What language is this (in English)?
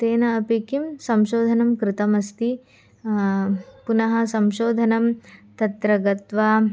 Sanskrit